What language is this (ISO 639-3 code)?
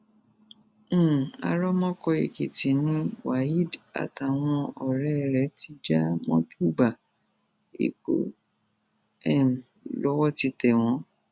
yor